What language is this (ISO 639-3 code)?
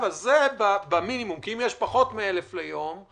heb